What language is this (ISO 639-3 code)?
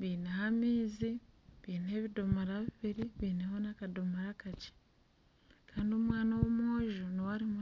nyn